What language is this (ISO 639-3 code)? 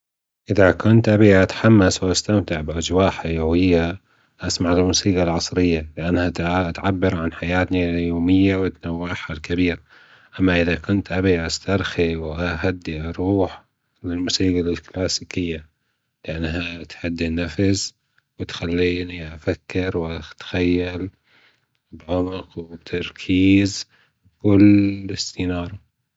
afb